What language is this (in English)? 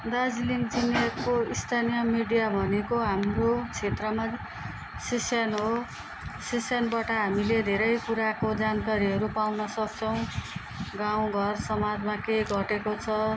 Nepali